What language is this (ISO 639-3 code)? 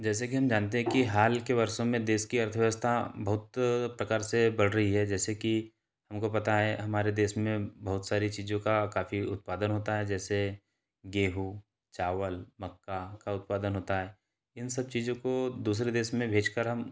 hin